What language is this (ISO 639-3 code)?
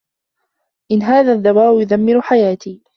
ara